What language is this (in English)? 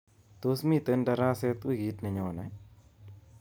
Kalenjin